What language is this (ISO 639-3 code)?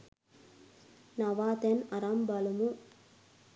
sin